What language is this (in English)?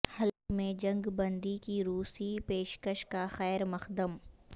Urdu